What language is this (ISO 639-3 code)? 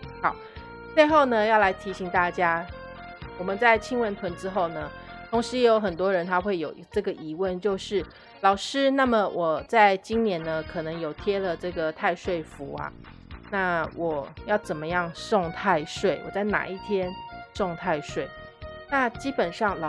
zho